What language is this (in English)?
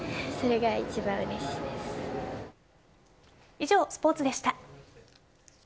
Japanese